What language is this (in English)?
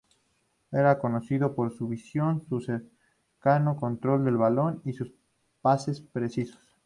Spanish